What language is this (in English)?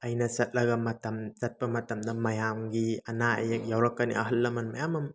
Manipuri